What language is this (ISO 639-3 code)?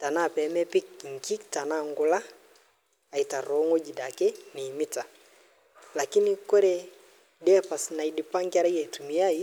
mas